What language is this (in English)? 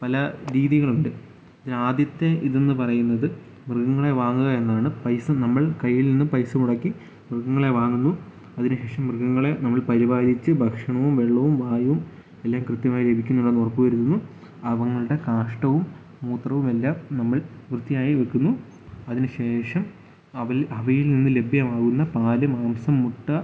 Malayalam